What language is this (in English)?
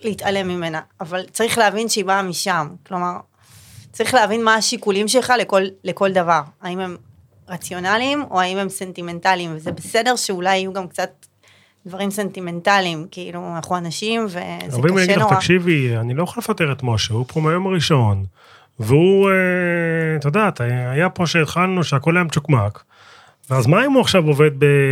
Hebrew